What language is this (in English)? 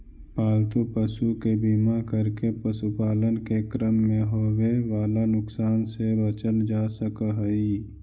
Magahi